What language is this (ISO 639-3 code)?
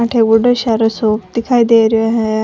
raj